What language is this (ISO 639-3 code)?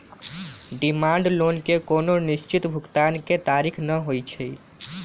mag